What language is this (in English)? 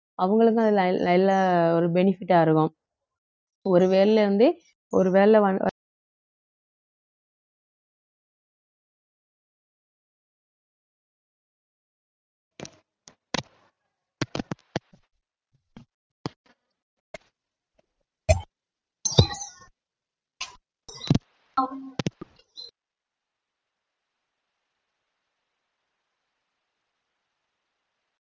Tamil